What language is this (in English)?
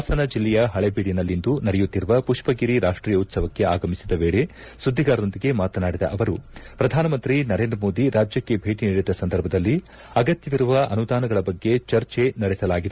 Kannada